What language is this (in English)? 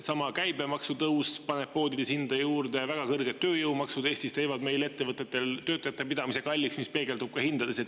Estonian